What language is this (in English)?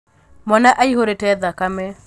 Kikuyu